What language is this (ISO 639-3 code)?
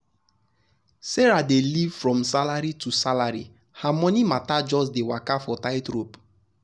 pcm